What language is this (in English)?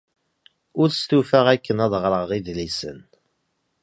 Kabyle